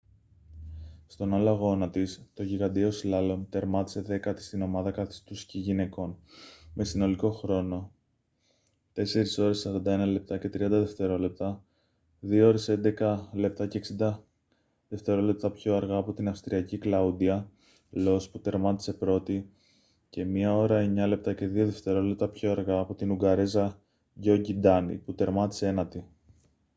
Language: Greek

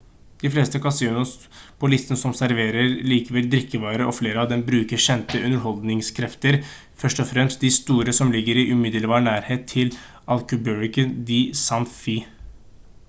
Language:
Norwegian Bokmål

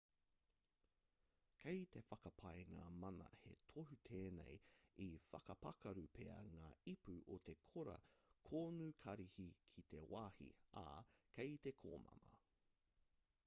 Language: Māori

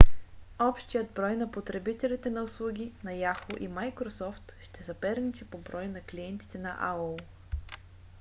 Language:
Bulgarian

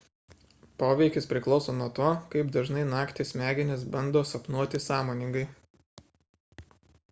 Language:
Lithuanian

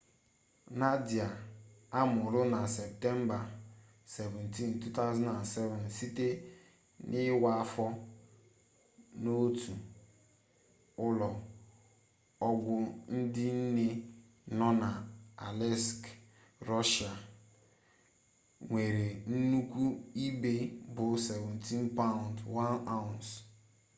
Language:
Igbo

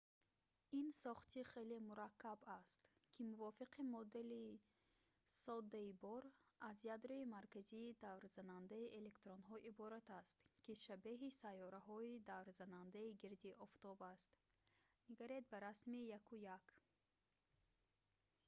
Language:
Tajik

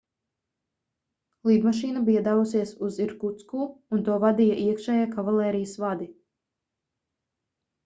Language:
Latvian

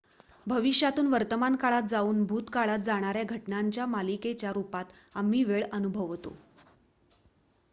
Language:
Marathi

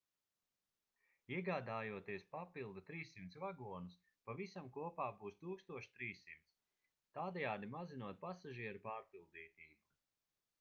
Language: Latvian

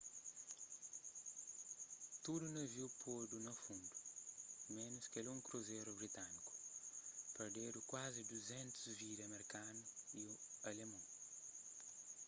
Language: Kabuverdianu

